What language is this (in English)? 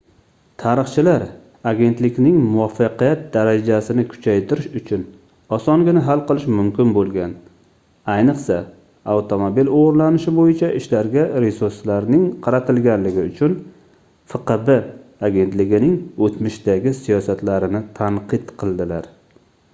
Uzbek